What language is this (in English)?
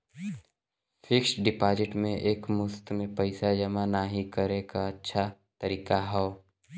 Bhojpuri